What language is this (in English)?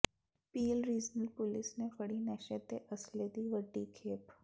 Punjabi